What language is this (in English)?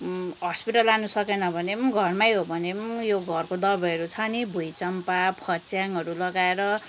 Nepali